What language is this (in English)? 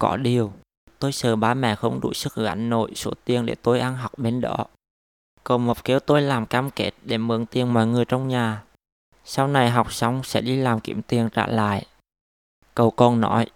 Vietnamese